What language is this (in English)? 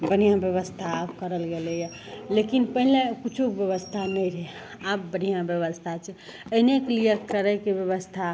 Maithili